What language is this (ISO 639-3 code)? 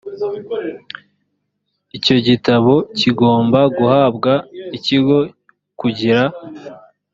kin